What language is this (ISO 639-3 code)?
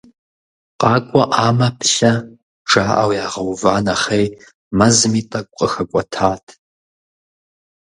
kbd